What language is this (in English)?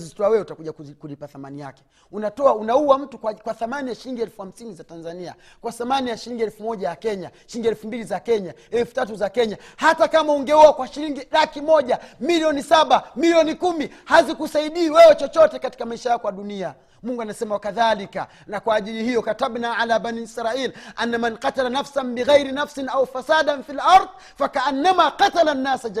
Swahili